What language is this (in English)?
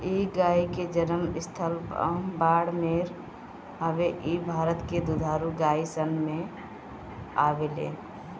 Bhojpuri